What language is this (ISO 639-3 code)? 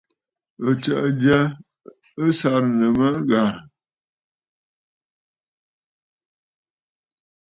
bfd